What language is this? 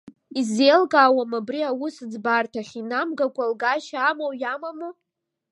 Abkhazian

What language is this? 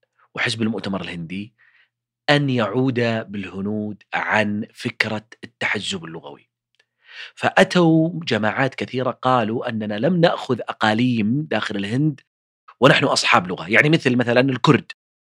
Arabic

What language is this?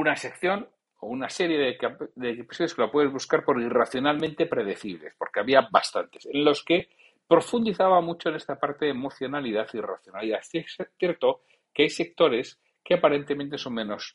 Spanish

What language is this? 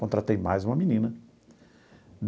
Portuguese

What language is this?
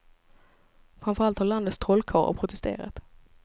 Swedish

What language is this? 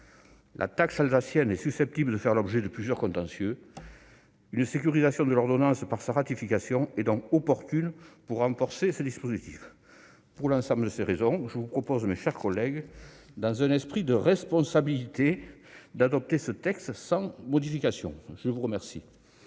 French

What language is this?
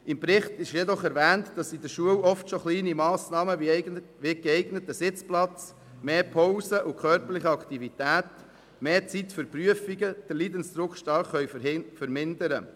Swiss German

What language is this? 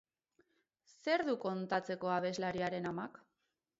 Basque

